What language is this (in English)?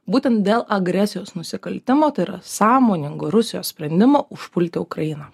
Lithuanian